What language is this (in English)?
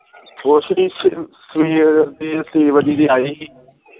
Punjabi